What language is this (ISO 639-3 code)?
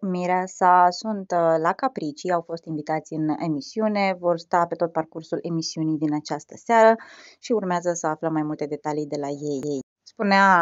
ron